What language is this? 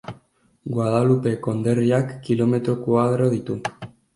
Basque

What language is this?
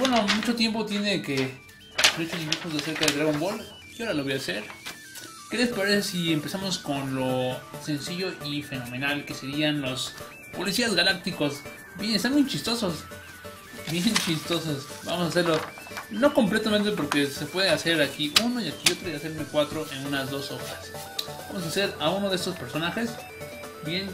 Spanish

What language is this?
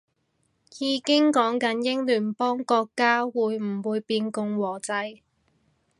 Cantonese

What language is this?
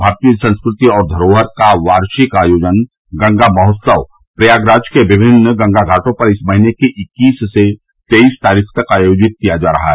Hindi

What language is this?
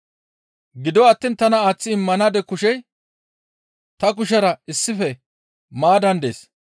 Gamo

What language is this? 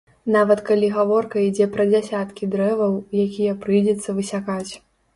Belarusian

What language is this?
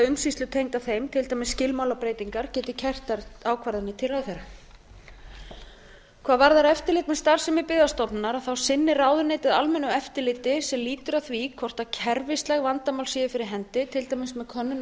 Icelandic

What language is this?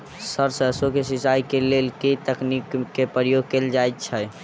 Maithili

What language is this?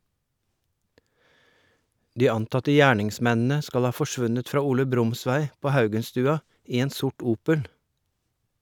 Norwegian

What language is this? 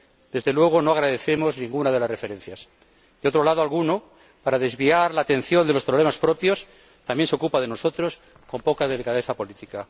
Spanish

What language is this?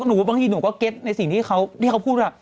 Thai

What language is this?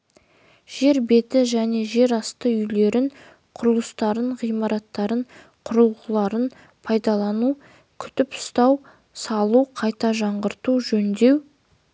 Kazakh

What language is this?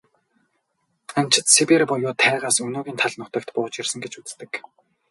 Mongolian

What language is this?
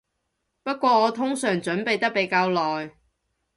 Cantonese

